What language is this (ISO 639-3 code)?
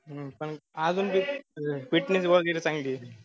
mar